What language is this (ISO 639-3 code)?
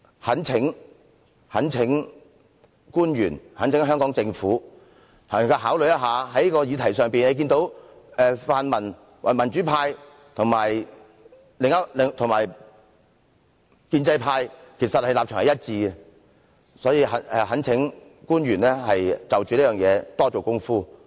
yue